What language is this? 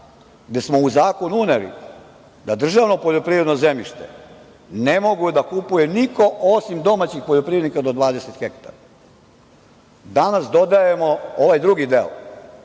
Serbian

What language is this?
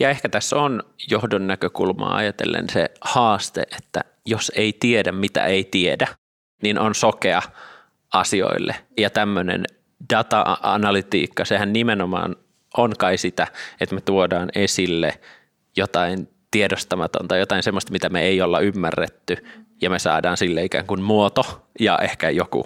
Finnish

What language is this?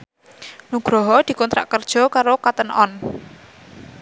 Javanese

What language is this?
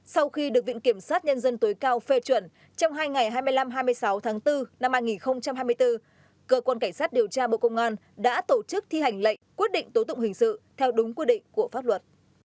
Vietnamese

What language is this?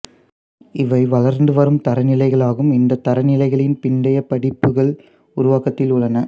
Tamil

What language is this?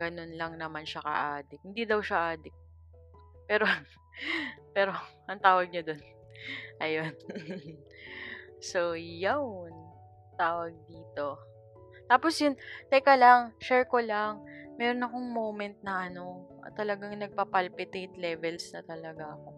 Filipino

